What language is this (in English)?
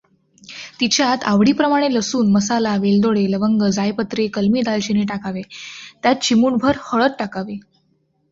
Marathi